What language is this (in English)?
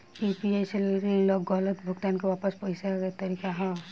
Bhojpuri